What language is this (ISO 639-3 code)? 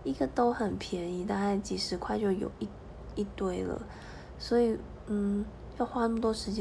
zho